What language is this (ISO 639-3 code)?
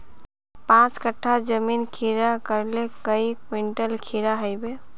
mag